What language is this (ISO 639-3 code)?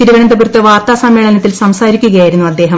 mal